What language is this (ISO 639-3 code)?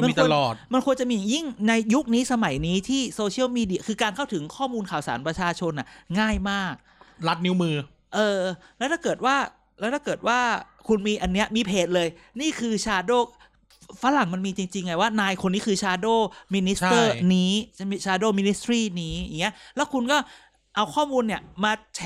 tha